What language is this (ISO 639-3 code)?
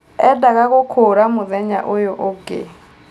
kik